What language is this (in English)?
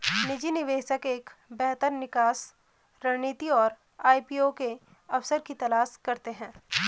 Hindi